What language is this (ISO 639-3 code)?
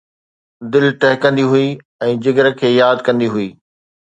snd